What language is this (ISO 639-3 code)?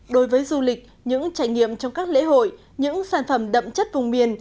vie